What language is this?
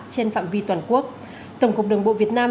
Vietnamese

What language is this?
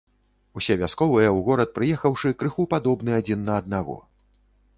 Belarusian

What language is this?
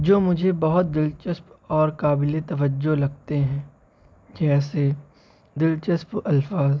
Urdu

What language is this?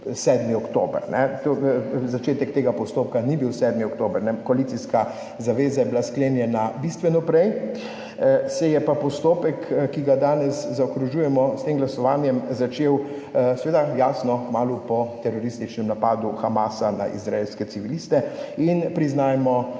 Slovenian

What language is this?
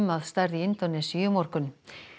Icelandic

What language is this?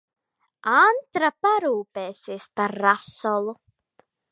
Latvian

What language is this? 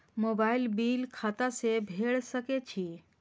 Maithili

